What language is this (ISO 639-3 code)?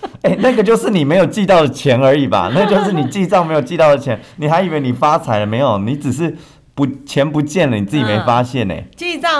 zho